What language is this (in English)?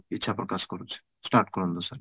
Odia